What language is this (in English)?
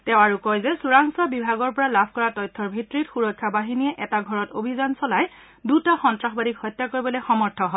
Assamese